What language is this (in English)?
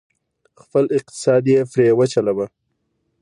Pashto